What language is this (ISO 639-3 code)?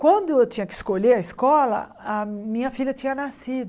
por